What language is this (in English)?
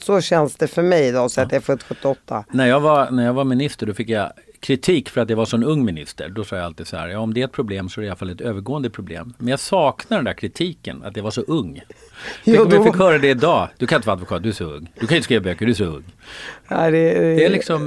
Swedish